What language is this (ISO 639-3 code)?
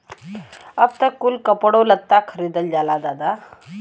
bho